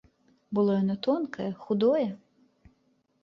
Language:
Belarusian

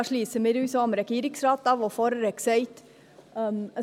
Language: Swiss German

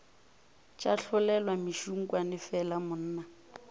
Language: Northern Sotho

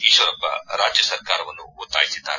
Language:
Kannada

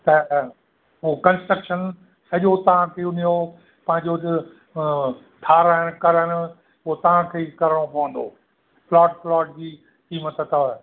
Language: Sindhi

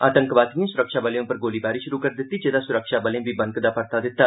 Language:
Dogri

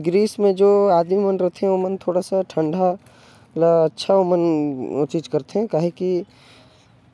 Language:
Korwa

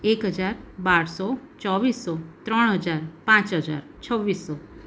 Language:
Gujarati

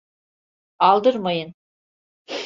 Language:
Turkish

